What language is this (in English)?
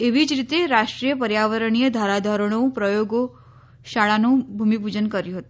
Gujarati